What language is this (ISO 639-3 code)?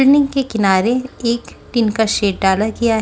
hin